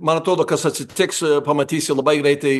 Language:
Lithuanian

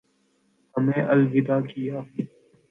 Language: Urdu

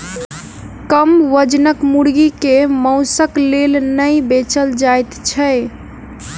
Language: Maithili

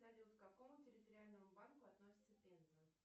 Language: Russian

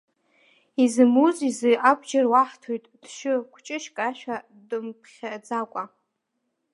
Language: Abkhazian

